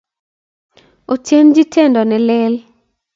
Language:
Kalenjin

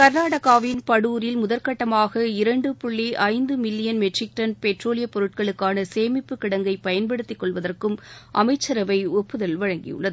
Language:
Tamil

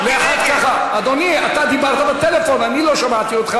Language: Hebrew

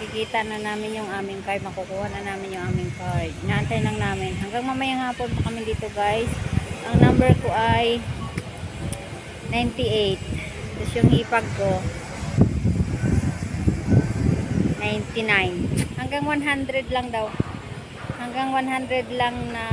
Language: Filipino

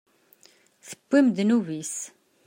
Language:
Kabyle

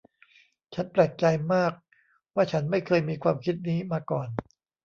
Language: Thai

